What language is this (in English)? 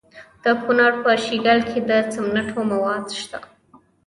Pashto